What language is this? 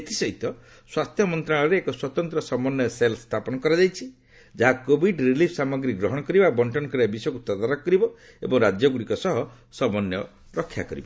Odia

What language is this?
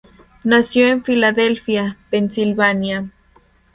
Spanish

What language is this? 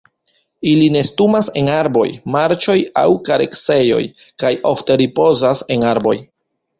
Esperanto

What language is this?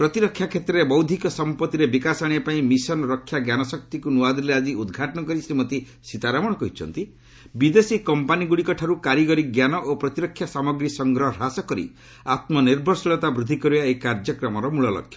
Odia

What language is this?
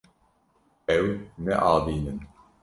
Kurdish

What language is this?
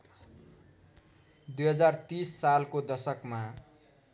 Nepali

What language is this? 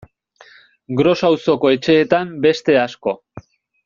Basque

